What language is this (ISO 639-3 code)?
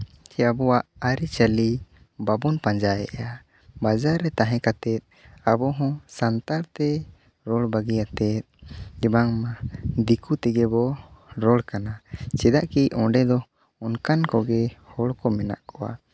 sat